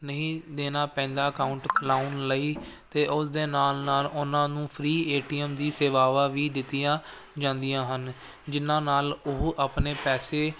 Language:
Punjabi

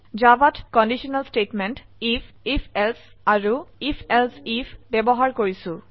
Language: Assamese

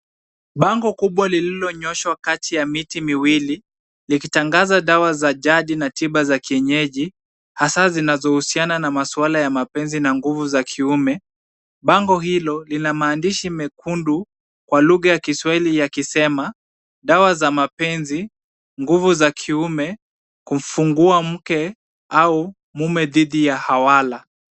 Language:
Swahili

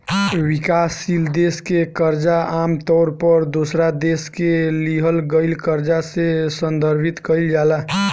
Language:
Bhojpuri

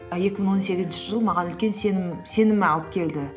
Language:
Kazakh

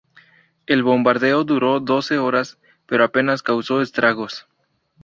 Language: Spanish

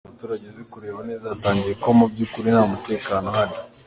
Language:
Kinyarwanda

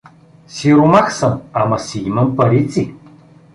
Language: Bulgarian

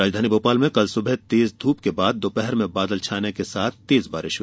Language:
Hindi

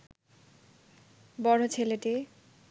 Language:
Bangla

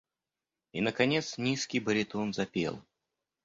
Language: Russian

